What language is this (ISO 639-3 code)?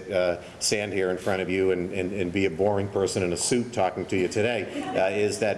eng